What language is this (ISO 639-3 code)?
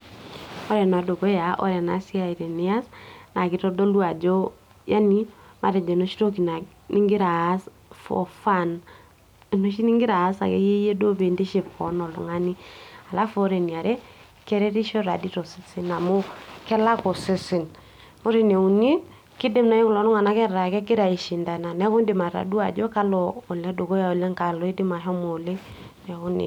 mas